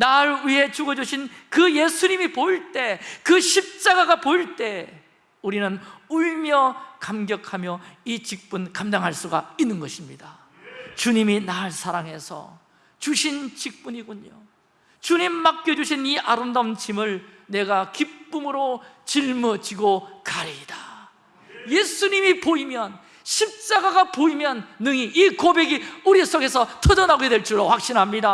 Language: Korean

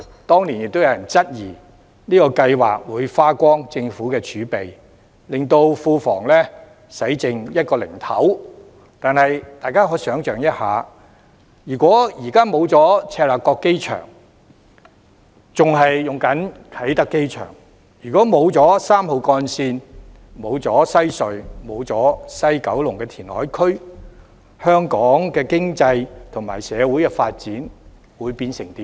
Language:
Cantonese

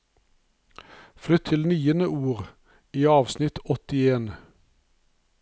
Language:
Norwegian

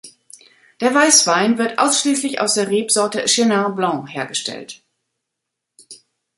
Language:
German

